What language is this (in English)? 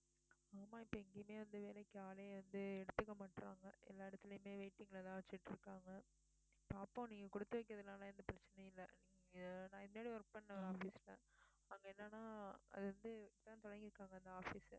Tamil